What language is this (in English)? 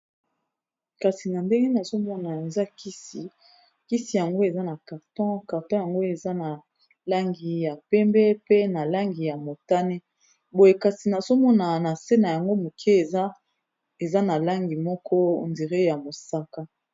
Lingala